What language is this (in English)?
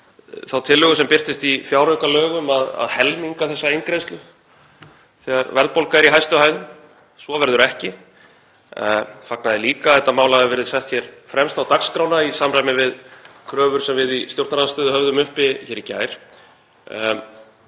Icelandic